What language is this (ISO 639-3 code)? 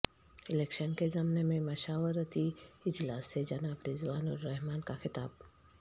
urd